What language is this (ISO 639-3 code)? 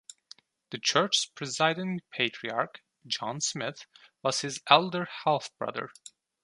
eng